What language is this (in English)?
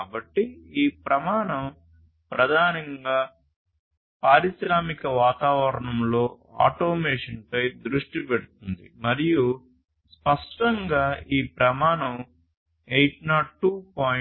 Telugu